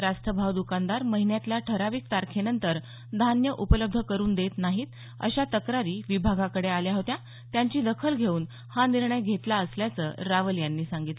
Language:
Marathi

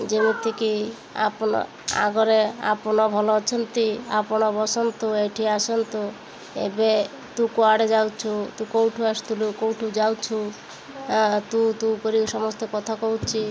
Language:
Odia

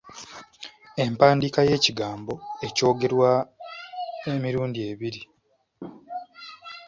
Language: Ganda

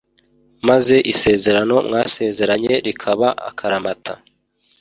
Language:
Kinyarwanda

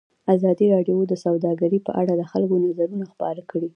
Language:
Pashto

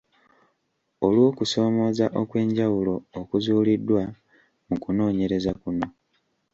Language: Ganda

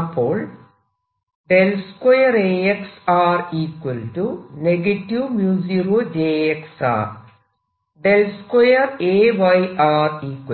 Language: Malayalam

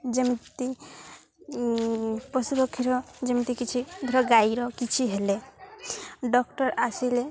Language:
Odia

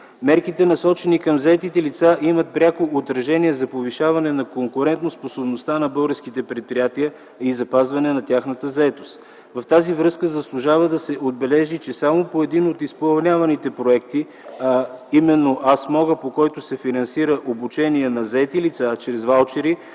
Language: Bulgarian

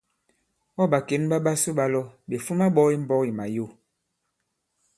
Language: Bankon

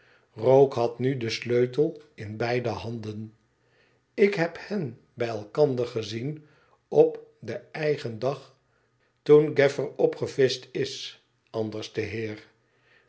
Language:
Dutch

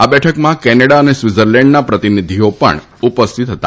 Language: Gujarati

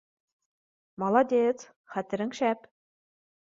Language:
Bashkir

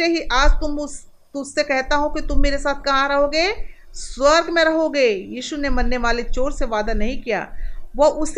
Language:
Hindi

